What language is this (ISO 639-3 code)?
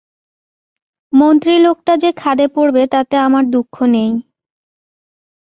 ben